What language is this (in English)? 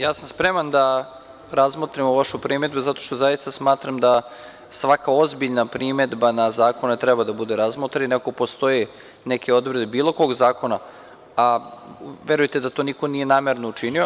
Serbian